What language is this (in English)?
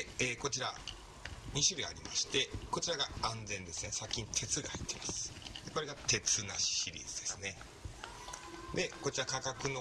Japanese